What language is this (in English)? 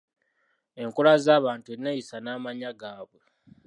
Ganda